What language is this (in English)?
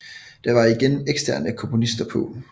Danish